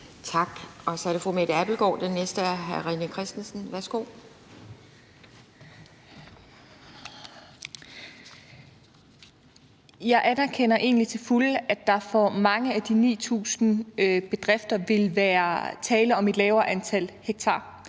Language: Danish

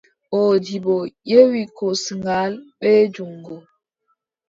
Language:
Adamawa Fulfulde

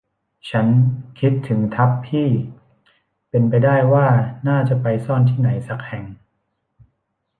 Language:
Thai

